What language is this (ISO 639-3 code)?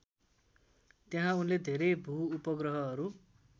nep